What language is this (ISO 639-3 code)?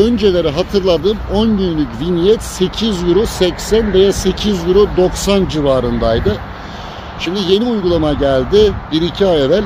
tur